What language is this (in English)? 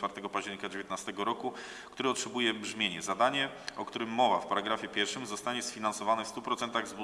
Polish